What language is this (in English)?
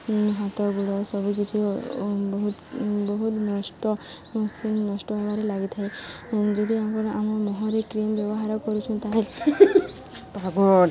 Odia